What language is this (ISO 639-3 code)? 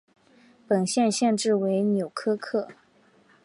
zho